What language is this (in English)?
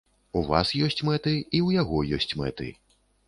Belarusian